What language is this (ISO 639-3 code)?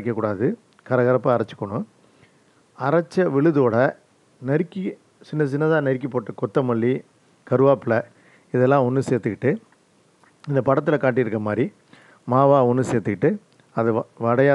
kor